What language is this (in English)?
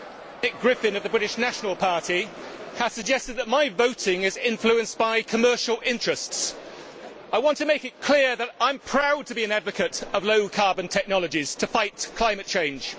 English